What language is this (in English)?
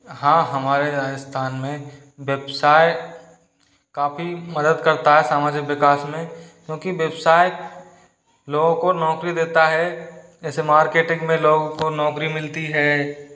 Hindi